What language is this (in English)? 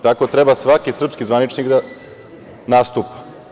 Serbian